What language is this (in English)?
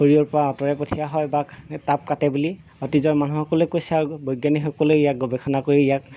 Assamese